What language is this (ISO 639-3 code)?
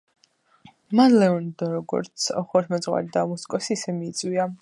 kat